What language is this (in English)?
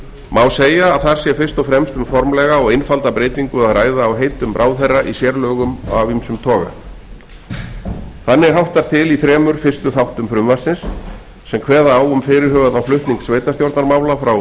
Icelandic